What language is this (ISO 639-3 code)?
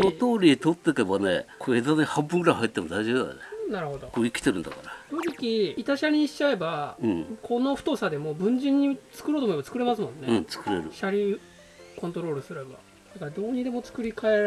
jpn